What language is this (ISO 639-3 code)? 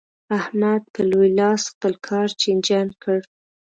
pus